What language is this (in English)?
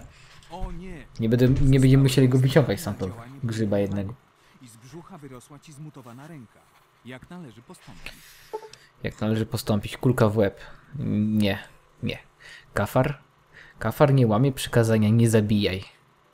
Polish